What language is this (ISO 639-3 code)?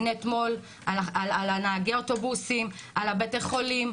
heb